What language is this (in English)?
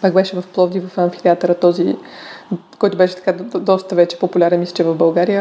Bulgarian